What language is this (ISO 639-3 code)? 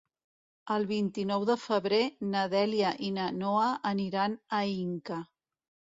cat